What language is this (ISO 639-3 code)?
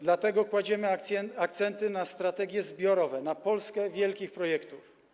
pol